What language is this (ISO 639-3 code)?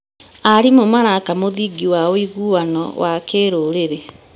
kik